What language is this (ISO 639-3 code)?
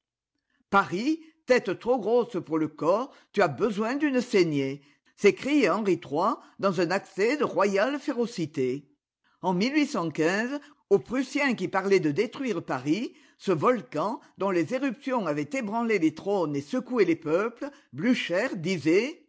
fra